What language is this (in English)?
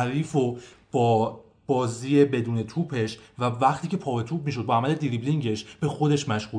Persian